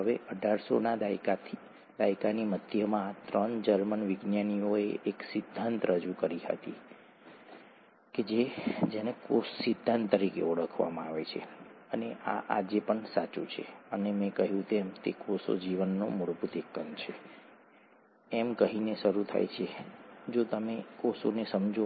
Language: Gujarati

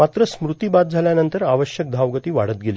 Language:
Marathi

